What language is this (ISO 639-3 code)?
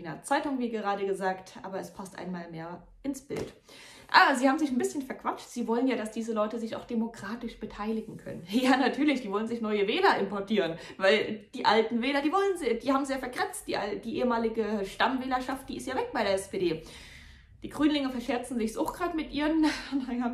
deu